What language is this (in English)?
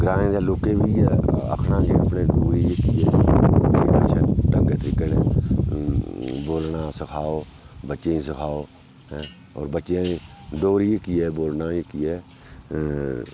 Dogri